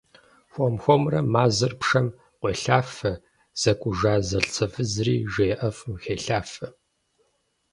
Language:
Kabardian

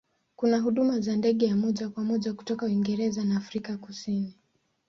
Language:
Swahili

